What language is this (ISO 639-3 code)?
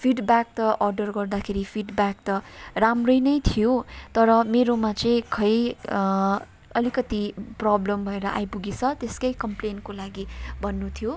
nep